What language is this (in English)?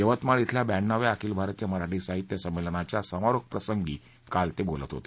Marathi